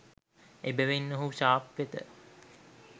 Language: Sinhala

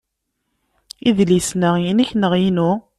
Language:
Kabyle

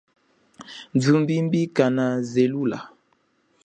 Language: Chokwe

